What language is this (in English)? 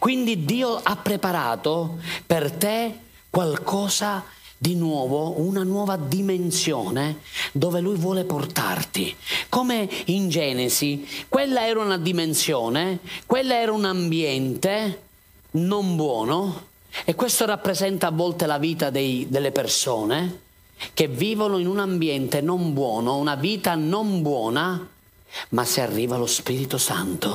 Italian